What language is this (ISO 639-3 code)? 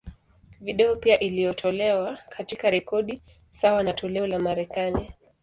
swa